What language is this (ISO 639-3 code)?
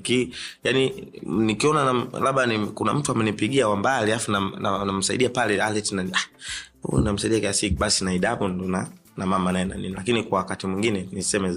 swa